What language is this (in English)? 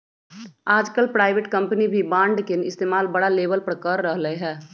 Magahi